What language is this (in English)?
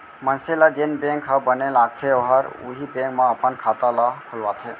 Chhattisgarhi